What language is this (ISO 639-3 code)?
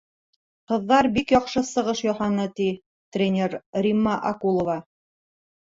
bak